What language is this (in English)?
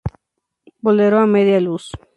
Spanish